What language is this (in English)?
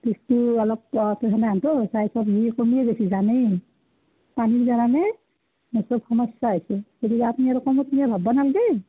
Assamese